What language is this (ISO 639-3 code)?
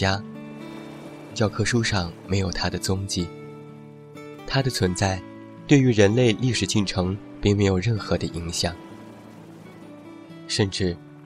zho